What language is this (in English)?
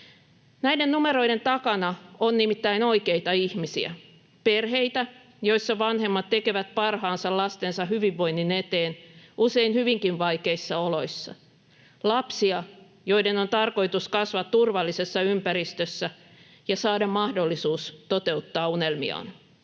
Finnish